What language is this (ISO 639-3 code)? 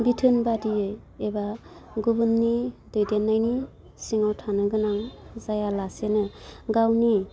brx